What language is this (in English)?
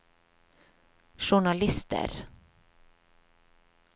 Norwegian